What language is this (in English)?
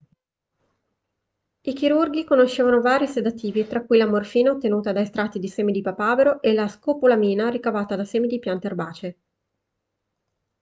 Italian